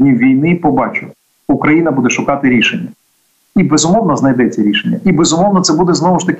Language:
Ukrainian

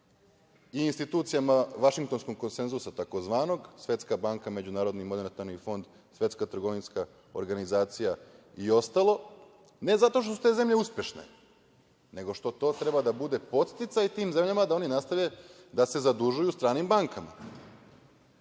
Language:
Serbian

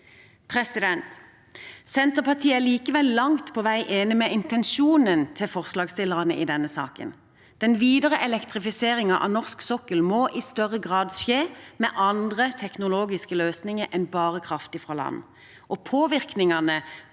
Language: Norwegian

